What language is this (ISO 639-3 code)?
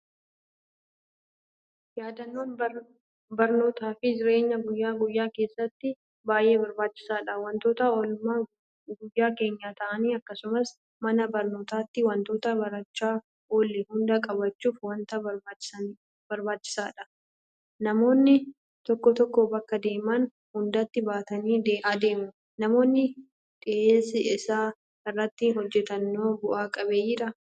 orm